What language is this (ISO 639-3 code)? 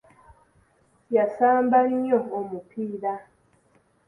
lug